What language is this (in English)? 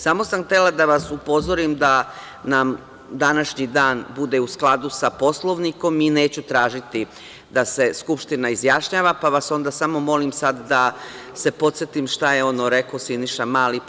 Serbian